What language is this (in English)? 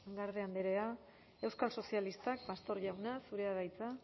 Basque